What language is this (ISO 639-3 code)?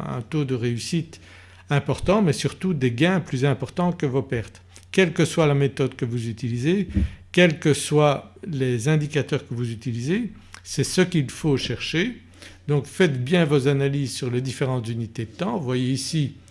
fra